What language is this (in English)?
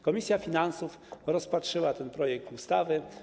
Polish